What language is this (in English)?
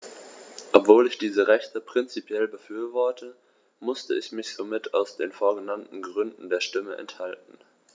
German